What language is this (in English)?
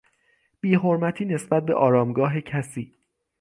Persian